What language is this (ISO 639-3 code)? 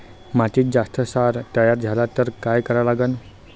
mar